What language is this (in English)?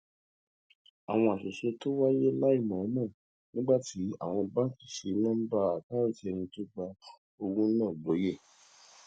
Yoruba